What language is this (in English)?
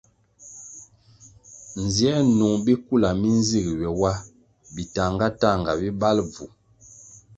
Kwasio